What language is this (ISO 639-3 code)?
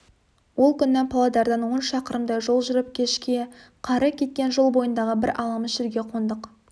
kaz